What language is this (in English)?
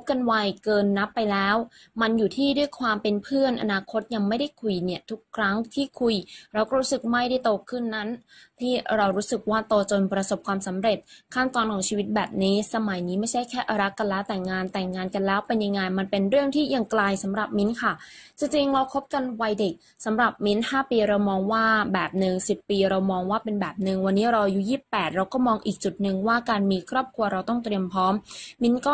Thai